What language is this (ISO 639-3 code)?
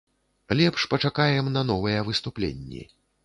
bel